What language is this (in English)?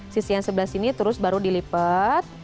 Indonesian